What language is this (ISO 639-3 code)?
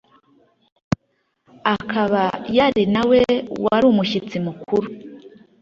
kin